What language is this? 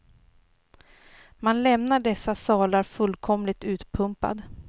Swedish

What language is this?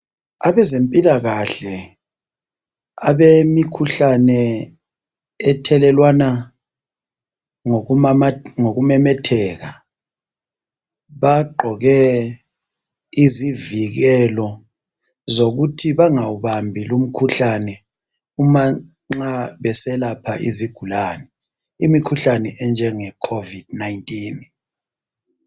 North Ndebele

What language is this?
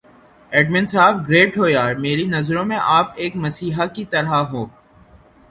Urdu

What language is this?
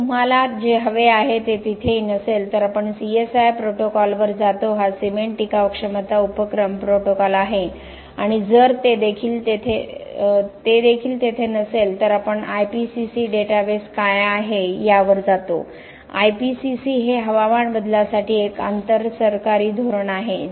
Marathi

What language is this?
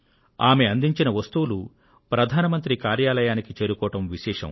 Telugu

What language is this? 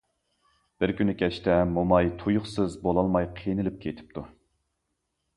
Uyghur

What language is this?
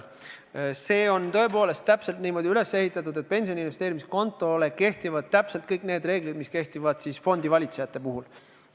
Estonian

